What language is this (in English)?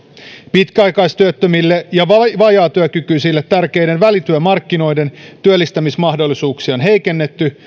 Finnish